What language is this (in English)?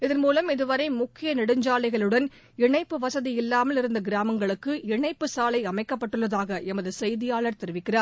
Tamil